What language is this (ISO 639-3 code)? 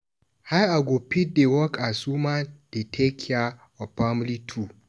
pcm